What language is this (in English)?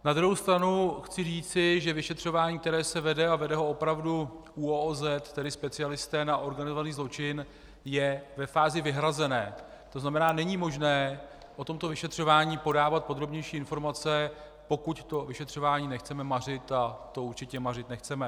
Czech